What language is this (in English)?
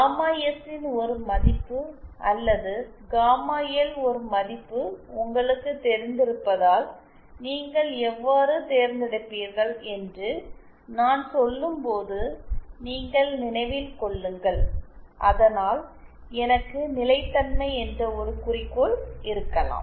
Tamil